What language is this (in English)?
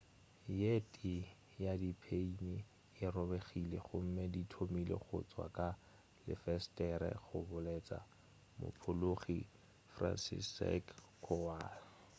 Northern Sotho